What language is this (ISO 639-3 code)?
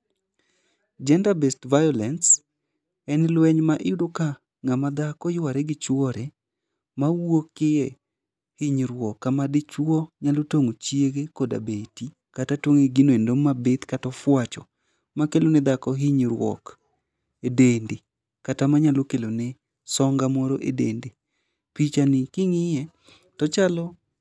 luo